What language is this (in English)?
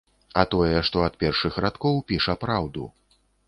Belarusian